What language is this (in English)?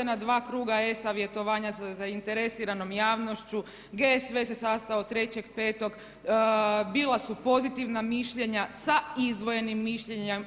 Croatian